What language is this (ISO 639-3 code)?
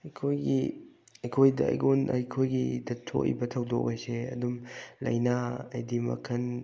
mni